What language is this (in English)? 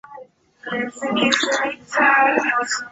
Chinese